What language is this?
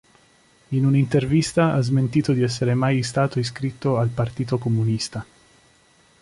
Italian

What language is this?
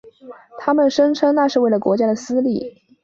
Chinese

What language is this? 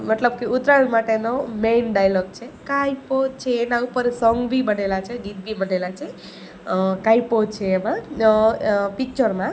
Gujarati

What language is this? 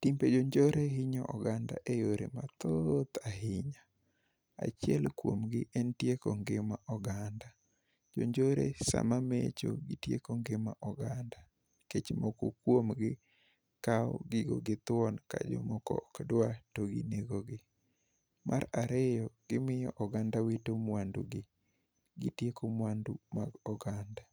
Luo (Kenya and Tanzania)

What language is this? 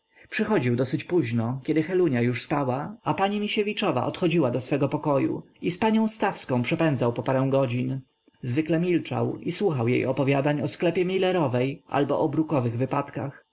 Polish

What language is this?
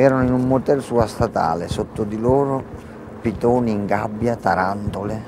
Italian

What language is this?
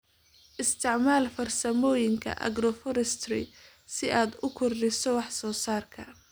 Somali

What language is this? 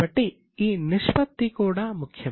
Telugu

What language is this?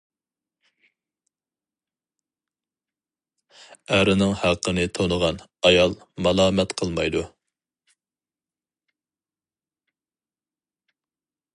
Uyghur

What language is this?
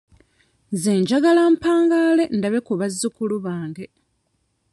Ganda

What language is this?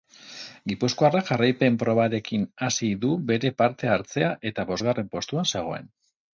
Basque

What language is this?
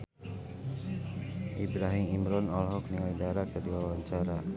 Sundanese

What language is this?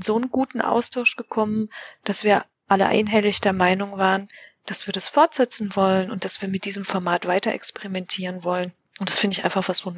German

